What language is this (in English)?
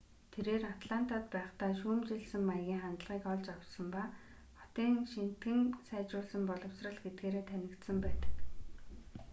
Mongolian